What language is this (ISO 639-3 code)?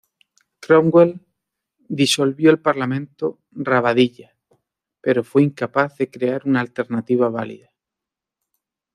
spa